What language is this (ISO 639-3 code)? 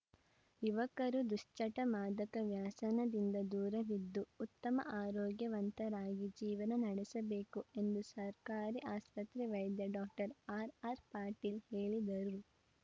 kan